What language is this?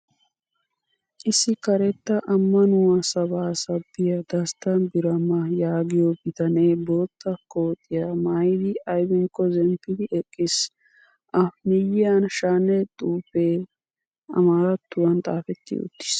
Wolaytta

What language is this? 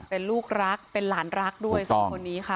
Thai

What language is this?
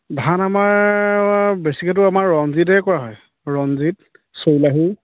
Assamese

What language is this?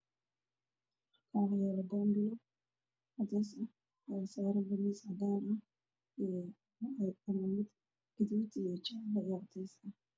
Somali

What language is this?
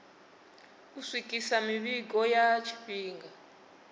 Venda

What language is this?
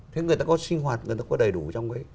Vietnamese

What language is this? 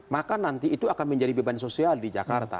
Indonesian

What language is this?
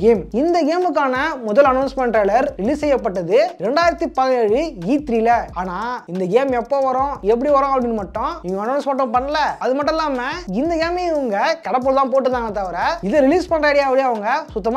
Tamil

